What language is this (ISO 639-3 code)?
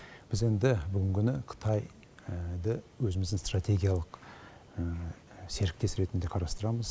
kaz